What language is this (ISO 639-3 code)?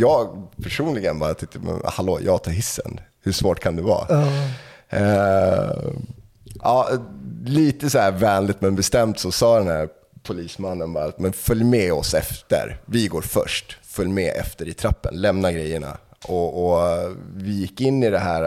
swe